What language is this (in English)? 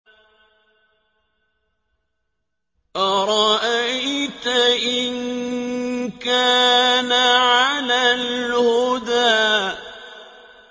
Arabic